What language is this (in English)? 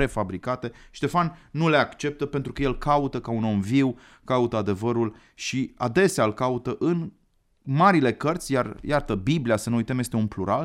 Romanian